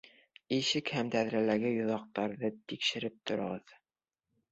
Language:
Bashkir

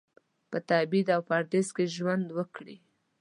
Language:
Pashto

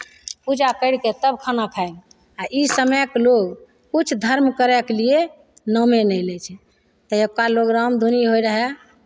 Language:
Maithili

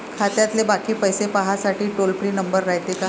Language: Marathi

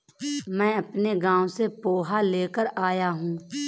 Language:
Hindi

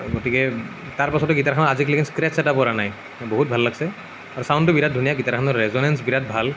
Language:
Assamese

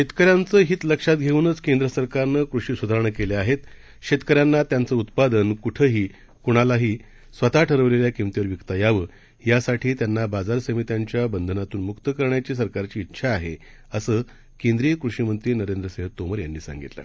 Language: Marathi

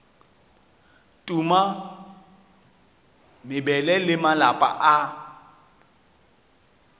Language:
Northern Sotho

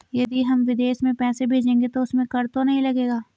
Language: Hindi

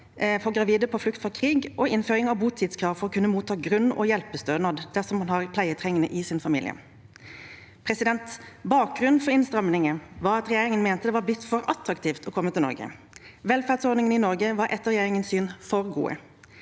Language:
Norwegian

